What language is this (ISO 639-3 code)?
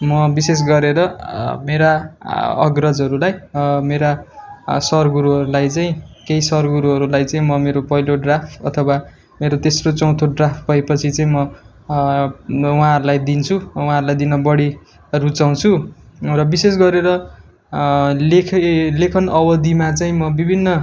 nep